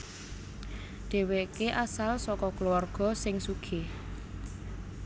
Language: Javanese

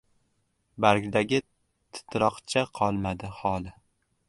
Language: Uzbek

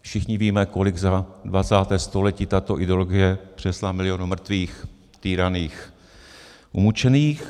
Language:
Czech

